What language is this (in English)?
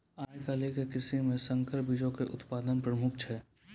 Maithili